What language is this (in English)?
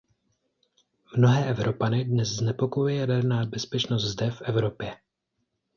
Czech